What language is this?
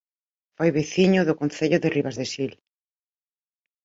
Galician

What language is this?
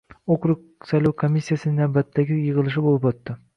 Uzbek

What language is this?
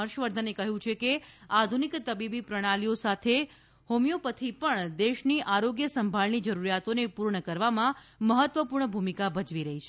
Gujarati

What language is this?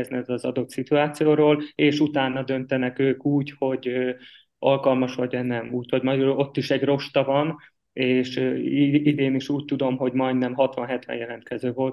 Hungarian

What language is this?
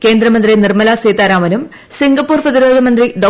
Malayalam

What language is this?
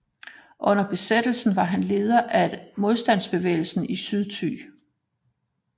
Danish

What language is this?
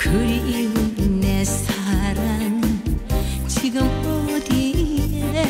Korean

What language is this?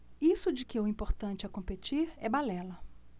Portuguese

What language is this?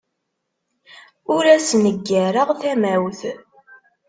Kabyle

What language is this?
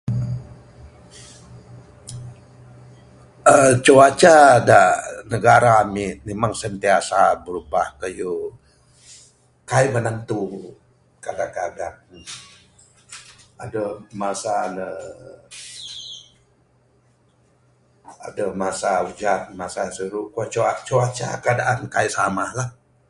Bukar-Sadung Bidayuh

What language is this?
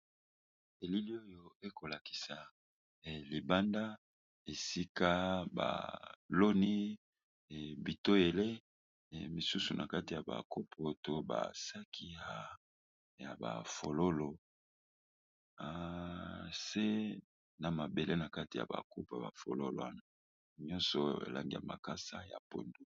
Lingala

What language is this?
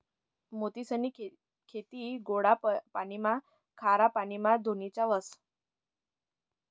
Marathi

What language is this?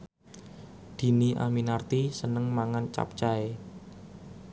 Javanese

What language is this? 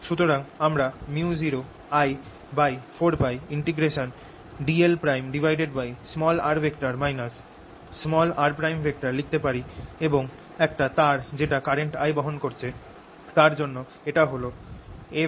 Bangla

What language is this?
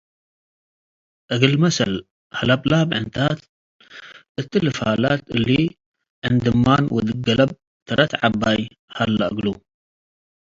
Tigre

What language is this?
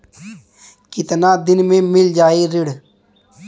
Bhojpuri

